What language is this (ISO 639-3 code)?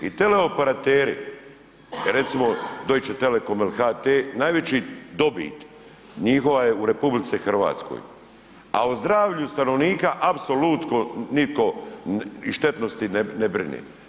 hrv